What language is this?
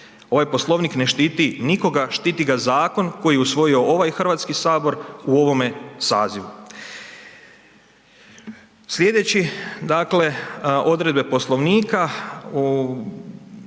Croatian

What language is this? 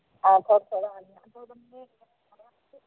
Dogri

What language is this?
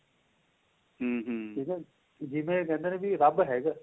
Punjabi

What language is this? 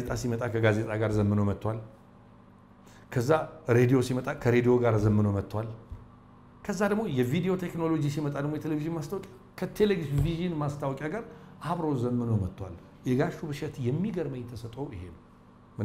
Arabic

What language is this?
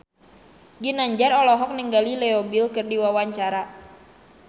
Sundanese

